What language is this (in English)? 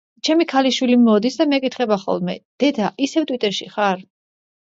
Georgian